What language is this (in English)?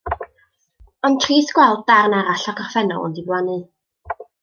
Welsh